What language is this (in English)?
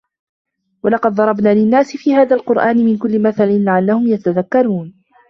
Arabic